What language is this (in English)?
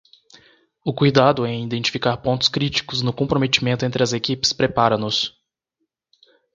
Portuguese